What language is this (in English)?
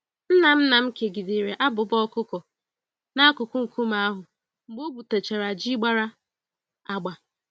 Igbo